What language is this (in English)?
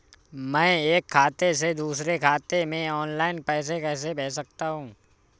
Hindi